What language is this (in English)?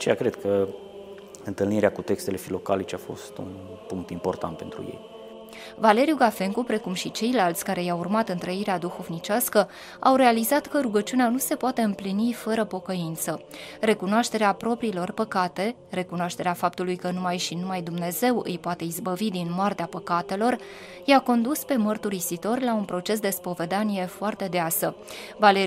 Romanian